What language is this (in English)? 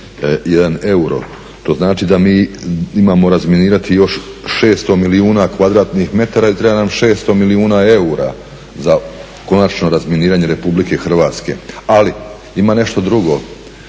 Croatian